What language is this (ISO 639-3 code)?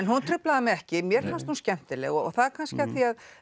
isl